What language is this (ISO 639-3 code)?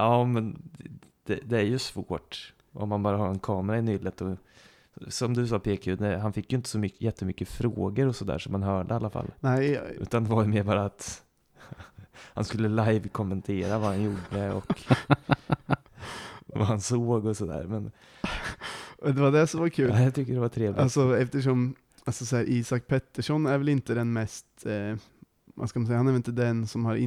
swe